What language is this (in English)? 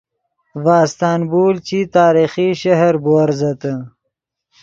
Yidgha